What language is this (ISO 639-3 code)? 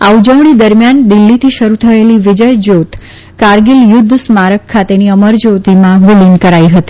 guj